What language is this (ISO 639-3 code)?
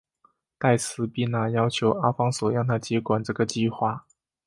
zho